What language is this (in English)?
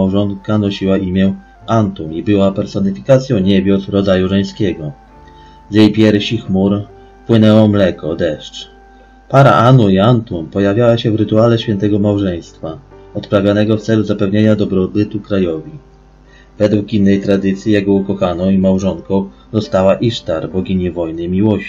Polish